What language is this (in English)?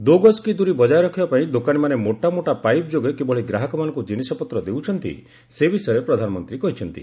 Odia